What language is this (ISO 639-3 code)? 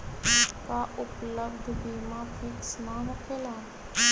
mag